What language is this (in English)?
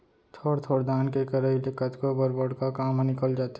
Chhattisgarhi